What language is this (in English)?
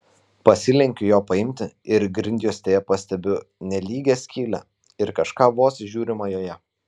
Lithuanian